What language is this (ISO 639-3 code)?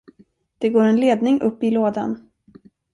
swe